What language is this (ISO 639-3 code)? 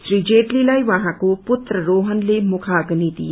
nep